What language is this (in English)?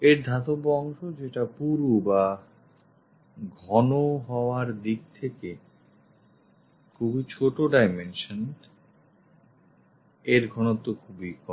Bangla